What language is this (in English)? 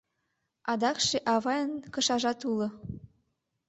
Mari